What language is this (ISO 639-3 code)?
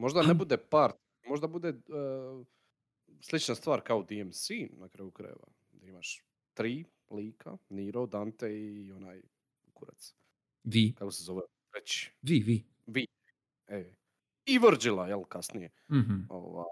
hrv